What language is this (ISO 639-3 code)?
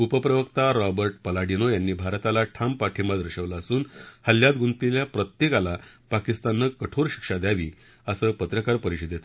mar